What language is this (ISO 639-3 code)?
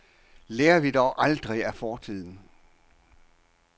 dan